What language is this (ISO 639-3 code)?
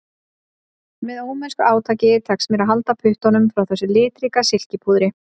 isl